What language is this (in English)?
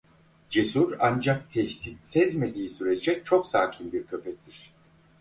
Turkish